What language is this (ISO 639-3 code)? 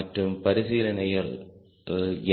tam